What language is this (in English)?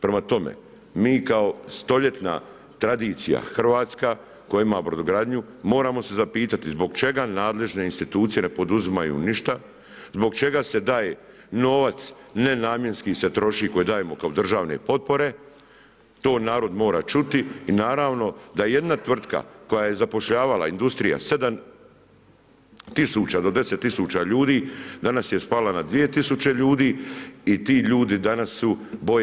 Croatian